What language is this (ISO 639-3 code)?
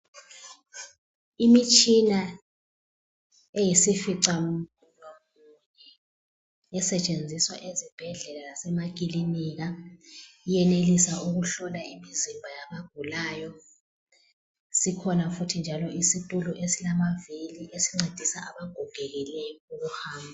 nde